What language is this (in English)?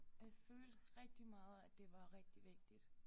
Danish